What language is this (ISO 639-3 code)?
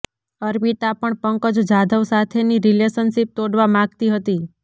guj